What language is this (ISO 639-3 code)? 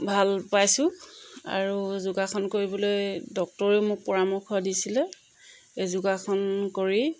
asm